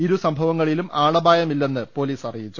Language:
Malayalam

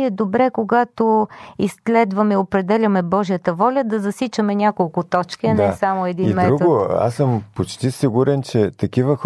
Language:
Bulgarian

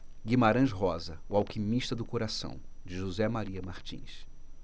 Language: Portuguese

